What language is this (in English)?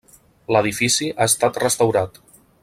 Catalan